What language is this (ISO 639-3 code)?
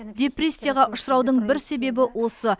kaz